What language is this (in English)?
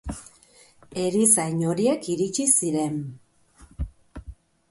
Basque